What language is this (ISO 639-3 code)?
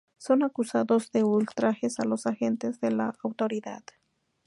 spa